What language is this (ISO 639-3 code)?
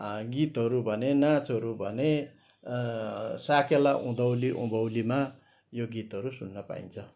nep